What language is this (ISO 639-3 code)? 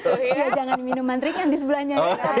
ind